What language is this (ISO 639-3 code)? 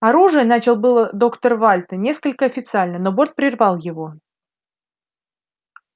rus